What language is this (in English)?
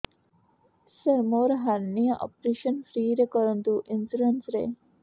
Odia